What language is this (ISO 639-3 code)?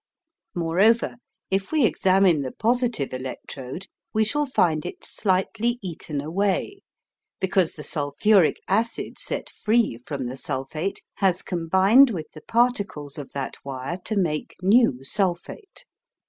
eng